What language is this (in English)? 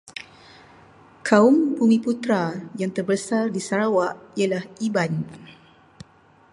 Malay